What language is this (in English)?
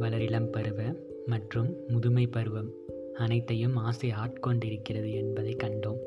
Tamil